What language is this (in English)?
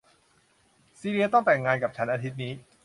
Thai